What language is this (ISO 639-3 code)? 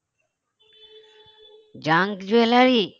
ben